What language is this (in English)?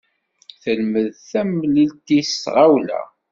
Kabyle